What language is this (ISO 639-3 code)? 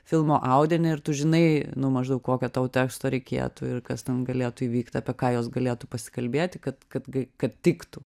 lit